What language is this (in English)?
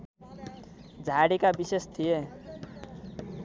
Nepali